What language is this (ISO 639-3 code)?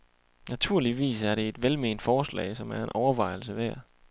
dan